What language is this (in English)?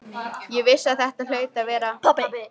Icelandic